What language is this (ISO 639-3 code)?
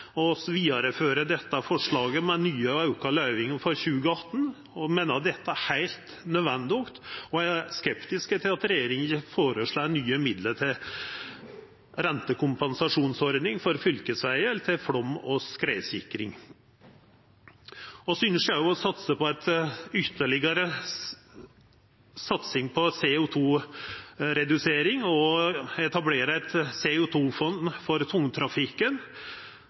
nno